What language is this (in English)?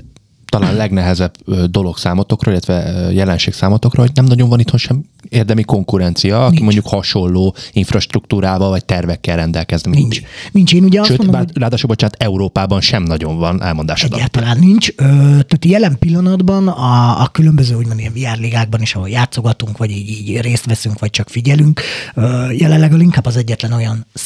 Hungarian